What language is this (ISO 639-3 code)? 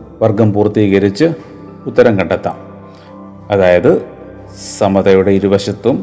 mal